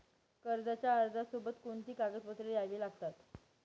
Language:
Marathi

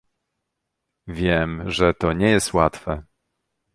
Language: Polish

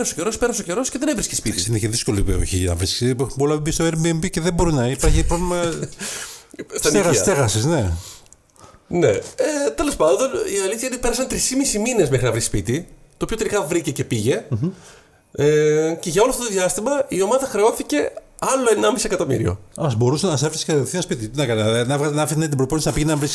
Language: Greek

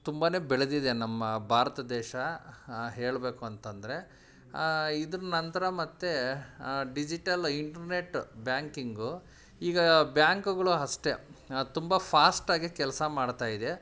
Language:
Kannada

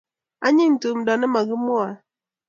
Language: Kalenjin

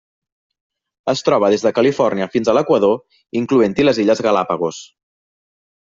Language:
Catalan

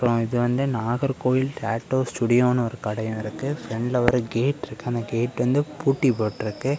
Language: Tamil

